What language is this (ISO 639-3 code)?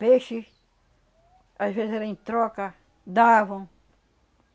por